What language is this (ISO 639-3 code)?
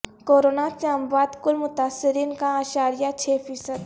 urd